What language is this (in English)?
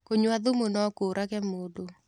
Kikuyu